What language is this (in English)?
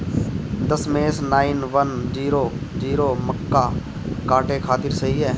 Bhojpuri